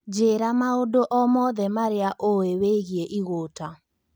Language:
Kikuyu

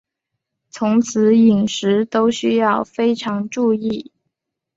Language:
Chinese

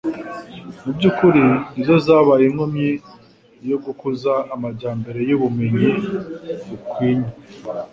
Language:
Kinyarwanda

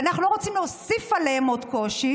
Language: Hebrew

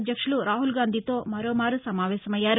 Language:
Telugu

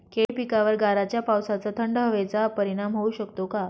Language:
Marathi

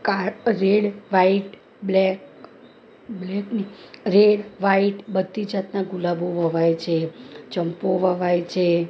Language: Gujarati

